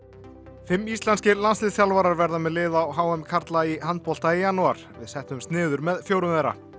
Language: Icelandic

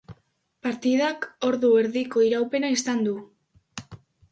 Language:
Basque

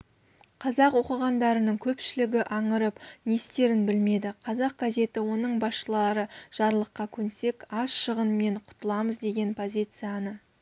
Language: Kazakh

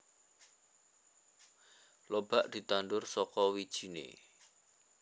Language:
Javanese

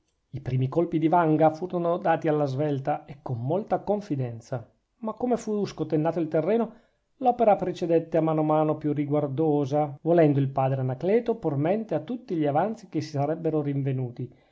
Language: Italian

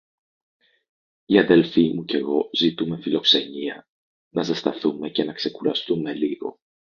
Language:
Greek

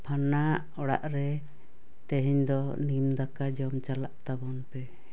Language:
Santali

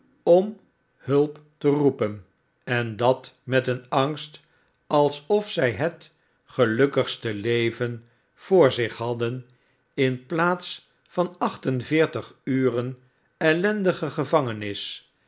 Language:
Dutch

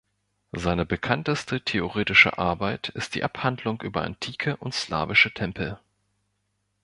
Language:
German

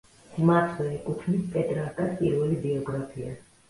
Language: Georgian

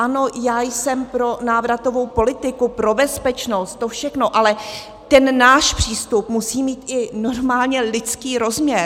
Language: Czech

